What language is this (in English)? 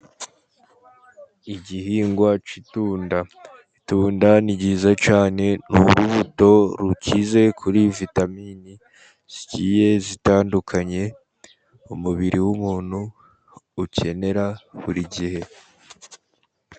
Kinyarwanda